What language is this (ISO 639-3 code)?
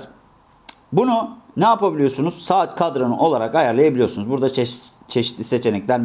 tur